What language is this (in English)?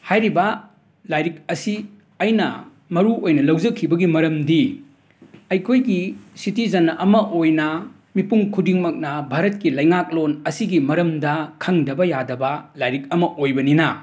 Manipuri